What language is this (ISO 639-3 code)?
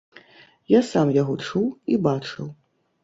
bel